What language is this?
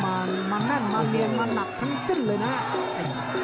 Thai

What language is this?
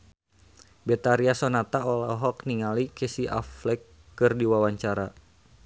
Sundanese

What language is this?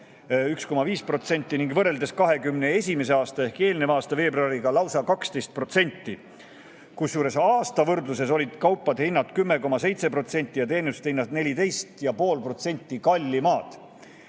Estonian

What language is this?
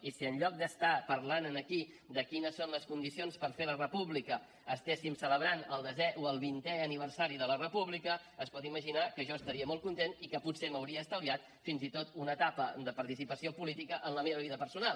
Catalan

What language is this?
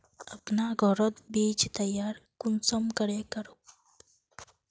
Magahi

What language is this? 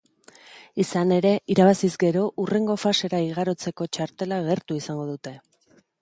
Basque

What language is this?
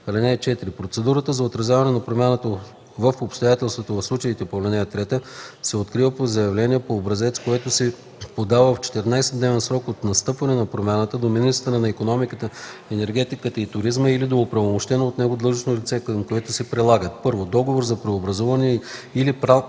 Bulgarian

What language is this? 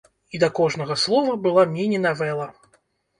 Belarusian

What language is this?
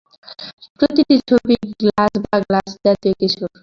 Bangla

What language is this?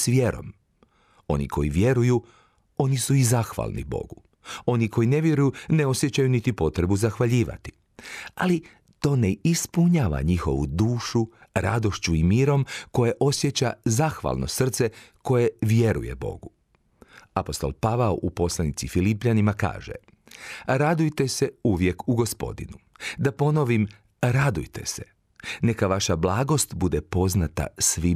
Croatian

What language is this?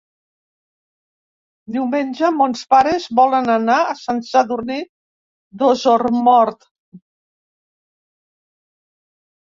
Catalan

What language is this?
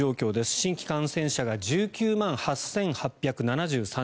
Japanese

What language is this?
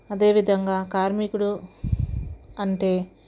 Telugu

